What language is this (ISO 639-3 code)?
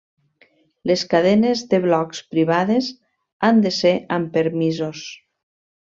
cat